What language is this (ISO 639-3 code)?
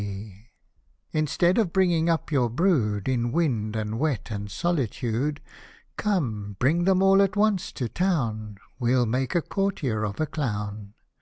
eng